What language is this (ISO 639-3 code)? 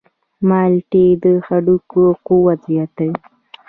pus